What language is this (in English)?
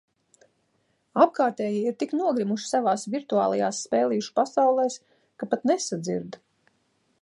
Latvian